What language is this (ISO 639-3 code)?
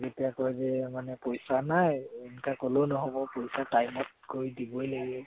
asm